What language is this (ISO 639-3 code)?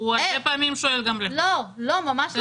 heb